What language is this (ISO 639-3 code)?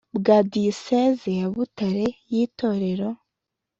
kin